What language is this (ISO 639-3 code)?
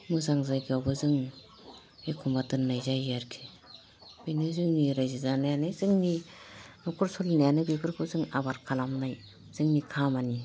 brx